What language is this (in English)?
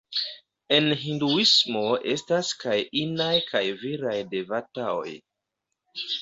Esperanto